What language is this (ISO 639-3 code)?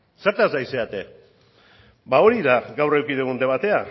eus